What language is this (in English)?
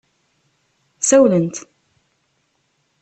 Kabyle